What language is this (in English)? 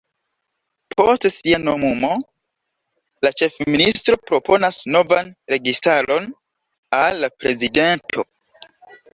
Esperanto